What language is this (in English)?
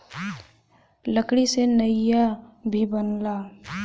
Bhojpuri